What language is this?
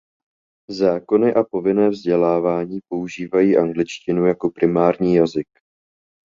Czech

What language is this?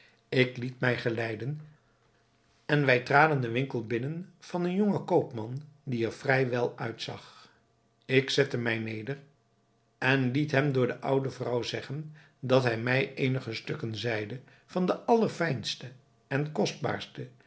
Dutch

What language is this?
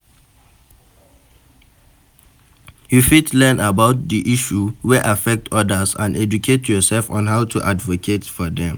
Nigerian Pidgin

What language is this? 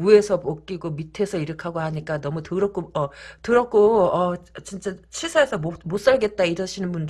Korean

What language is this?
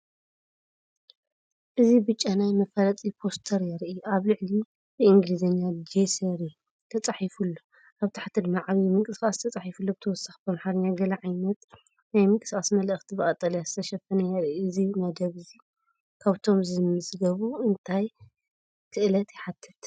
Tigrinya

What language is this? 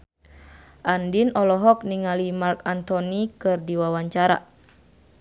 Sundanese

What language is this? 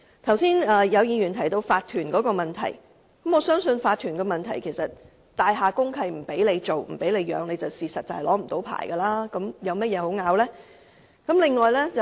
Cantonese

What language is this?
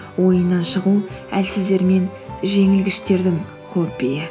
Kazakh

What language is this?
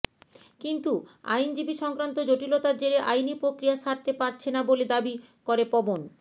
Bangla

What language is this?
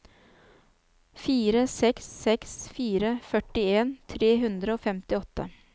Norwegian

